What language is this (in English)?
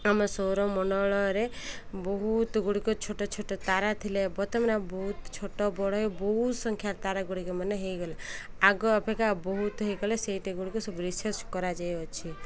Odia